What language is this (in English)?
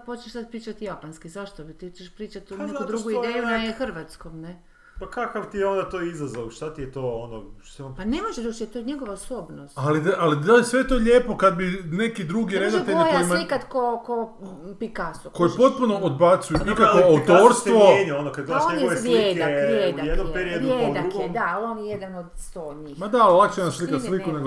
Croatian